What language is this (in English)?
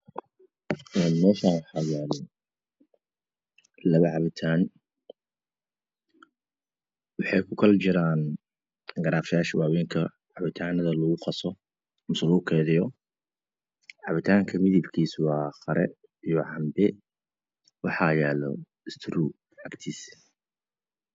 Somali